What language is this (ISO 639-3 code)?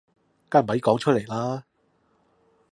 yue